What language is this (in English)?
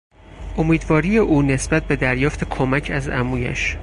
Persian